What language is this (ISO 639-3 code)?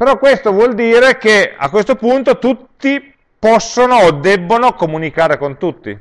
ita